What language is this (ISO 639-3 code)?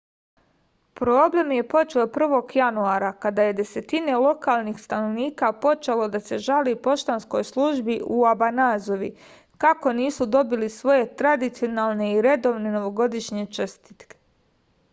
srp